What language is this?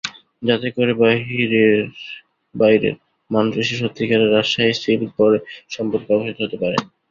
Bangla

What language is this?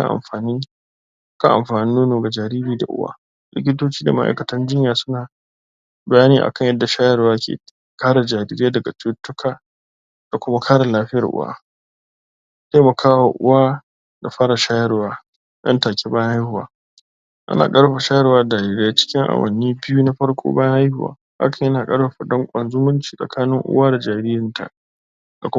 Hausa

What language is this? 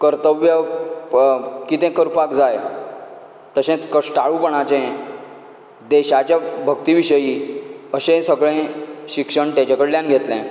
Konkani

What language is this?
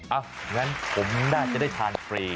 Thai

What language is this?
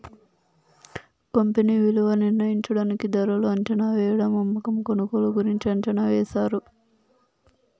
Telugu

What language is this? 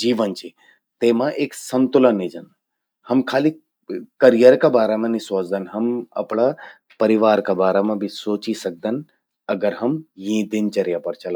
Garhwali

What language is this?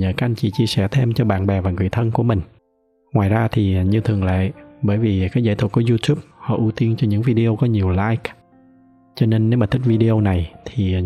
Vietnamese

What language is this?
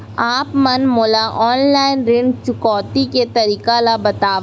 Chhattisgarhi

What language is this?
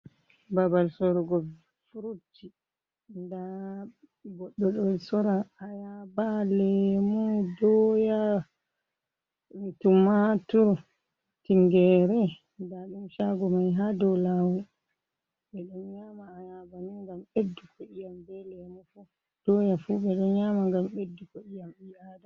Fula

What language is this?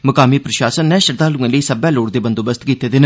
Dogri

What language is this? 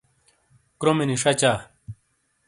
Shina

